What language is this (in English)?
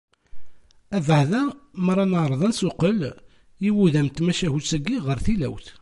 Kabyle